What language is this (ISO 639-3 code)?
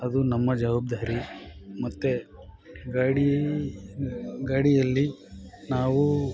kan